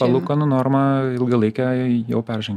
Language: Lithuanian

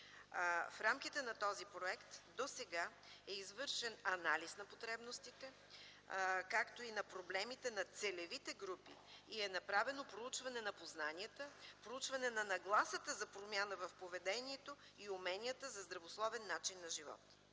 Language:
Bulgarian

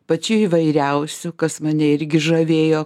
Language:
Lithuanian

